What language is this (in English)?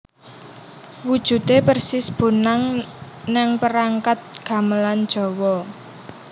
Javanese